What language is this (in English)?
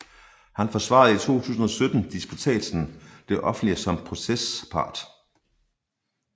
Danish